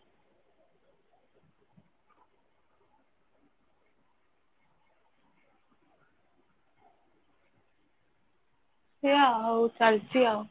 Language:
Odia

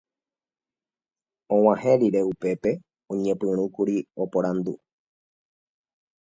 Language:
Guarani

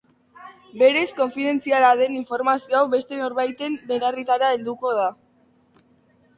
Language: Basque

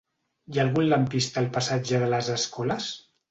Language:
Catalan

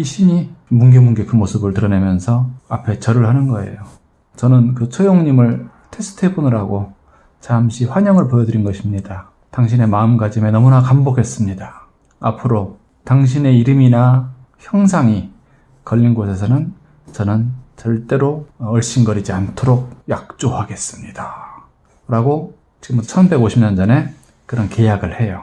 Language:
Korean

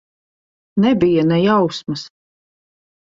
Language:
Latvian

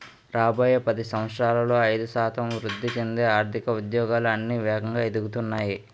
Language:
Telugu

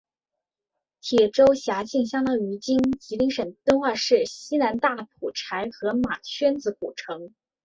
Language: Chinese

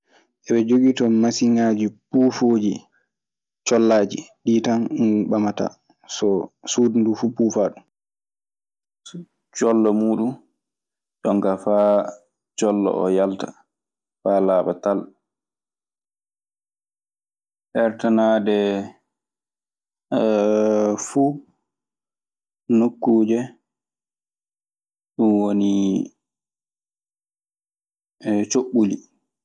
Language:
Maasina Fulfulde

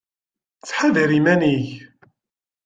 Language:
Kabyle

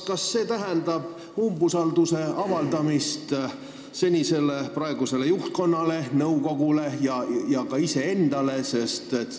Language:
Estonian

